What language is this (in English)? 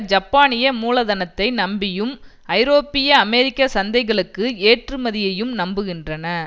Tamil